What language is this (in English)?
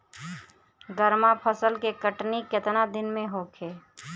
Bhojpuri